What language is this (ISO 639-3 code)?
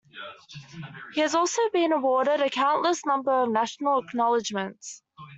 eng